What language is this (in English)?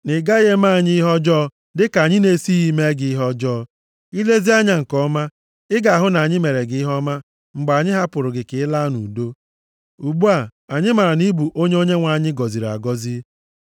Igbo